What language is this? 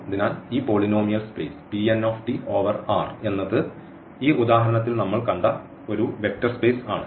Malayalam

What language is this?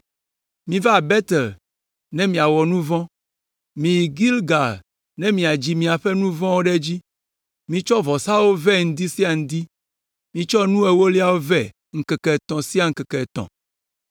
Ewe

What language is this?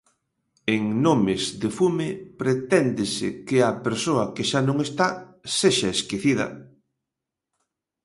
Galician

